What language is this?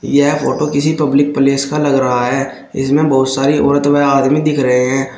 Hindi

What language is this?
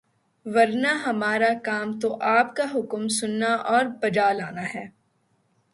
Urdu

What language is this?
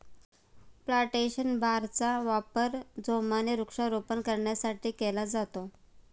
Marathi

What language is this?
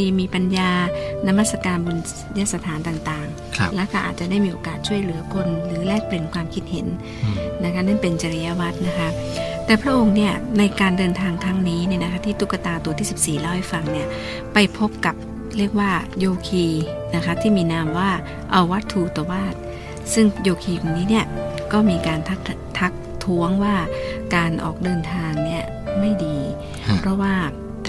Thai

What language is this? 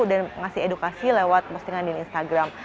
Indonesian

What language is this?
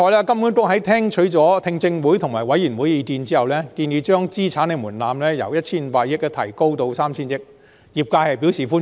Cantonese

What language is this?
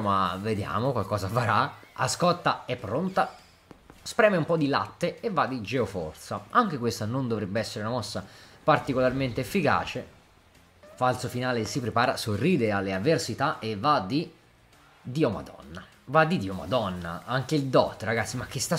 Italian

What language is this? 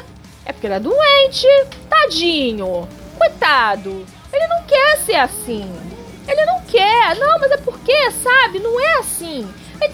Portuguese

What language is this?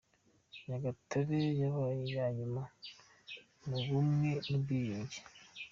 Kinyarwanda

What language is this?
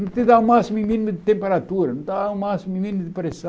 Portuguese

